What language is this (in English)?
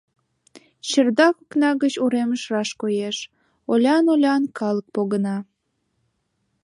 Mari